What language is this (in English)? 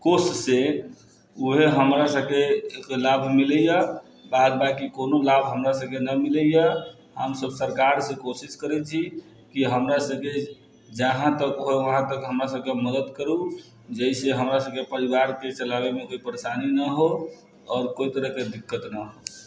Maithili